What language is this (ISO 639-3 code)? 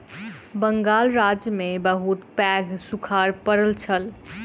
mai